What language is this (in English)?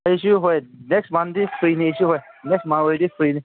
Manipuri